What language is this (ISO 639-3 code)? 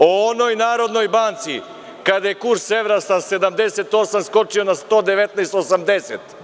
srp